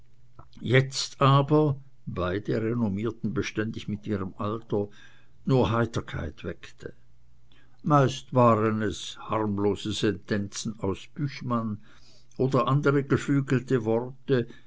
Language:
German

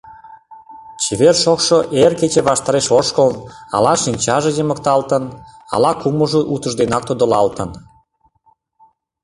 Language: Mari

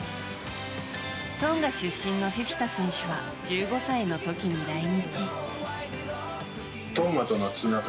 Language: Japanese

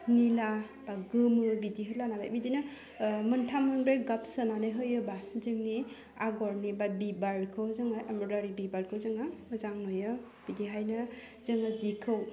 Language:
Bodo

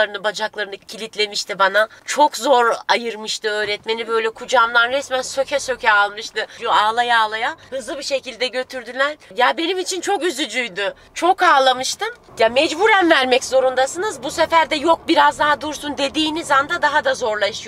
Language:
Turkish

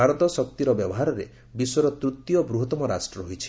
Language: Odia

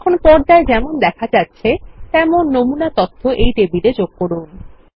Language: Bangla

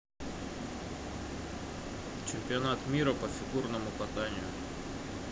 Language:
Russian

